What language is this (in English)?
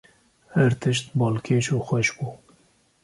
Kurdish